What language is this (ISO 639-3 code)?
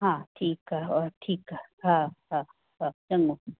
snd